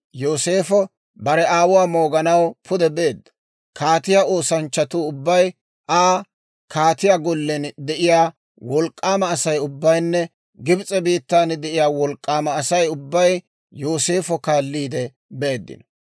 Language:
Dawro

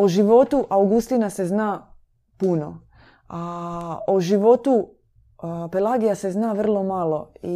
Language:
Croatian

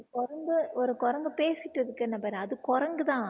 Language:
Tamil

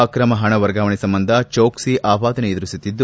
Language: Kannada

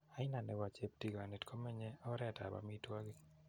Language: Kalenjin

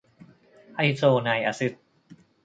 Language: Thai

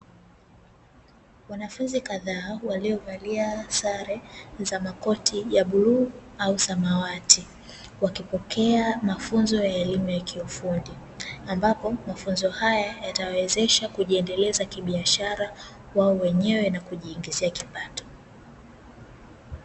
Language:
Swahili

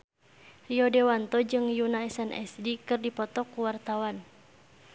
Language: Sundanese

